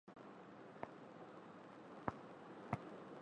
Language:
Bangla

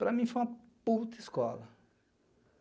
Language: Portuguese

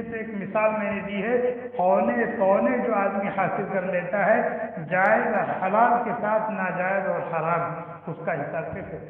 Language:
Arabic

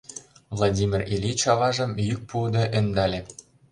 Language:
Mari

